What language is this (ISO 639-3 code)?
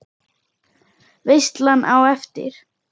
isl